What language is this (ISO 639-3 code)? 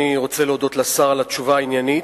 heb